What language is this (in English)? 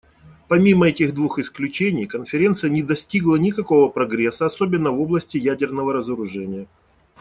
Russian